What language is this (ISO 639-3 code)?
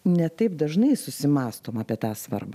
lit